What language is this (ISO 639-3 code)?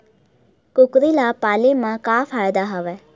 hne